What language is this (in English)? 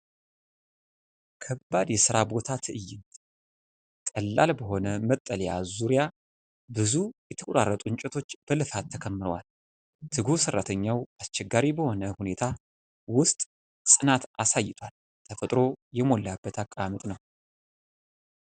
Amharic